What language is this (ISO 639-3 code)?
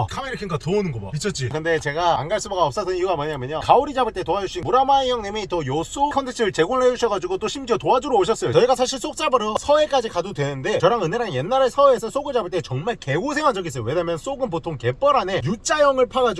kor